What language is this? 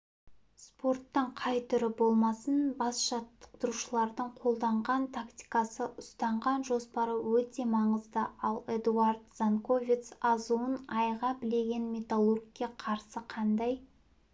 Kazakh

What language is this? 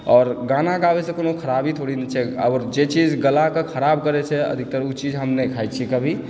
Maithili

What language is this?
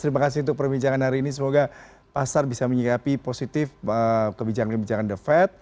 Indonesian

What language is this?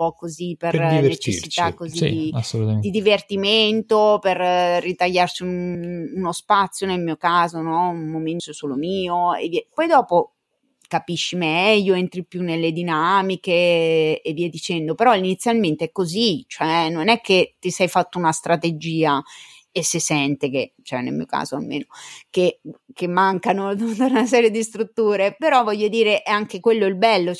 Italian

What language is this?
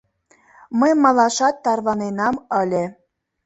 Mari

